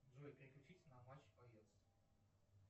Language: Russian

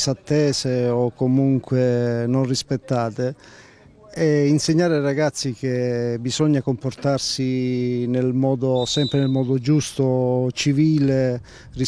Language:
Italian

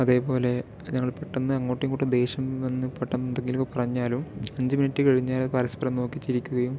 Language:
Malayalam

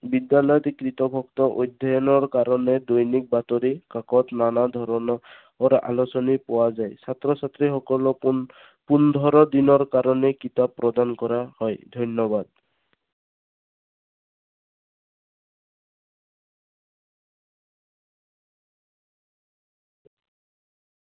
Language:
Assamese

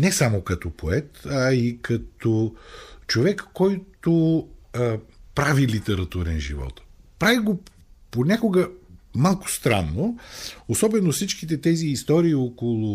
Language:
Bulgarian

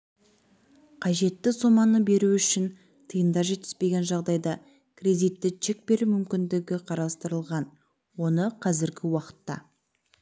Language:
Kazakh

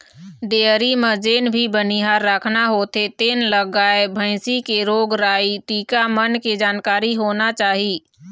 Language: Chhattisgarhi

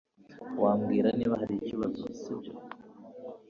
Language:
Kinyarwanda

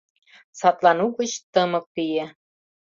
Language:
Mari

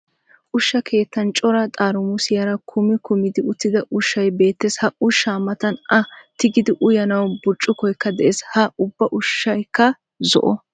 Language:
Wolaytta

